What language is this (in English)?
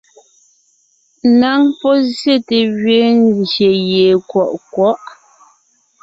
Ngiemboon